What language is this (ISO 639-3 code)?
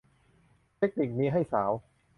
tha